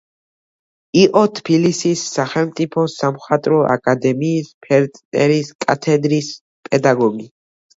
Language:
Georgian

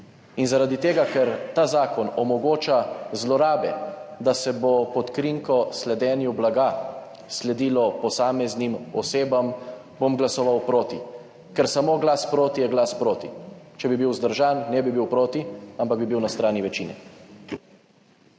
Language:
Slovenian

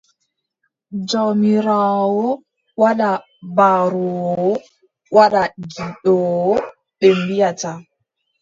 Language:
Adamawa Fulfulde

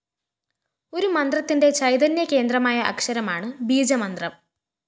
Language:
Malayalam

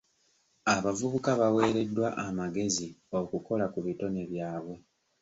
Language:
Ganda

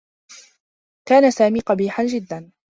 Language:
Arabic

